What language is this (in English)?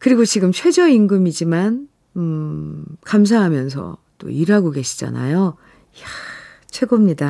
Korean